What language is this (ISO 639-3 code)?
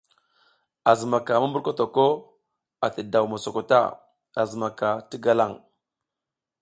giz